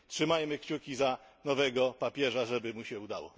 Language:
Polish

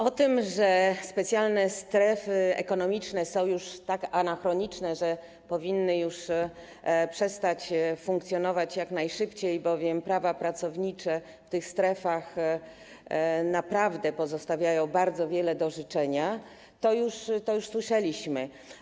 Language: Polish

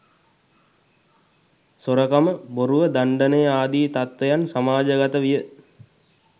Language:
Sinhala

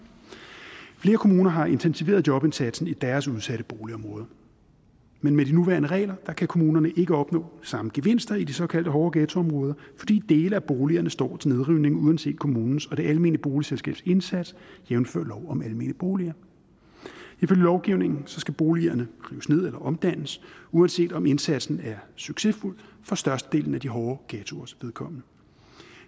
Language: Danish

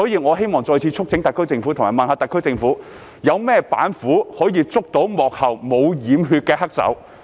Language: Cantonese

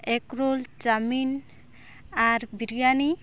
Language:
Santali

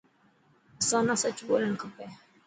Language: Dhatki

